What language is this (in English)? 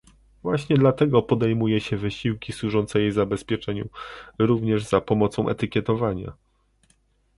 Polish